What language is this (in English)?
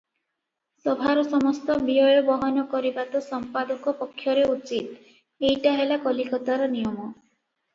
Odia